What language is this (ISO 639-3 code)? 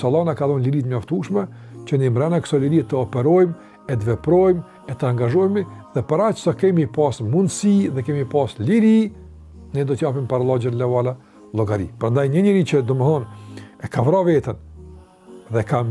ron